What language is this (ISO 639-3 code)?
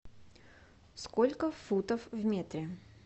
rus